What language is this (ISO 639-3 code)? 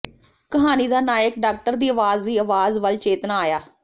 pan